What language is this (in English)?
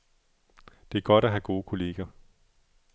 Danish